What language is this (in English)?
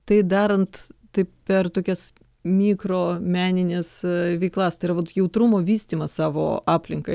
Lithuanian